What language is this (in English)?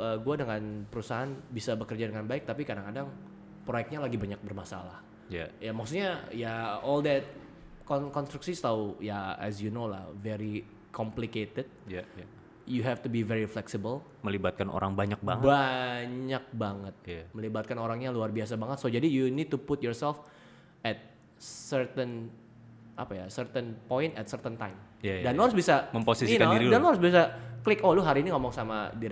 Indonesian